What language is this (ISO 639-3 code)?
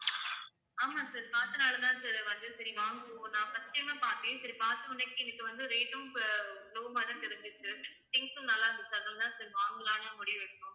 tam